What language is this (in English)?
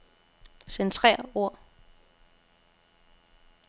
Danish